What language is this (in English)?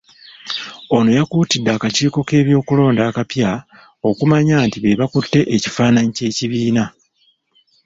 Ganda